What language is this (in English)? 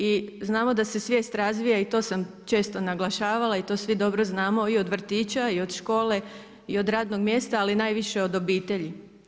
Croatian